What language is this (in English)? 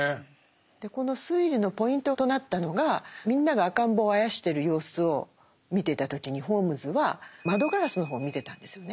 Japanese